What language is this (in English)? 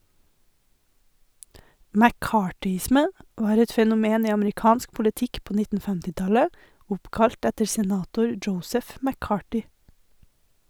Norwegian